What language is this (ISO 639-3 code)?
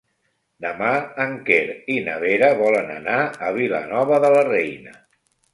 cat